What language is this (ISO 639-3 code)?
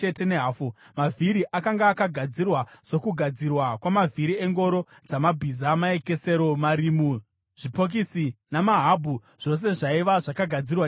sna